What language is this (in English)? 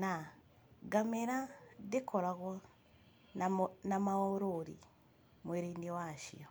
Kikuyu